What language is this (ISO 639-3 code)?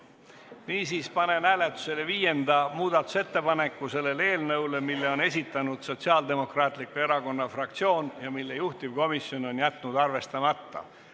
est